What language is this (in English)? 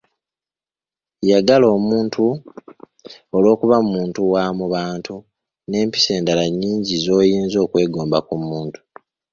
Ganda